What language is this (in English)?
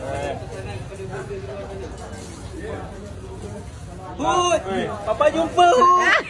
Malay